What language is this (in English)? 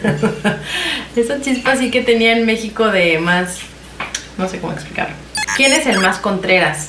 Spanish